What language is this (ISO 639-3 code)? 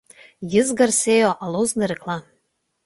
lit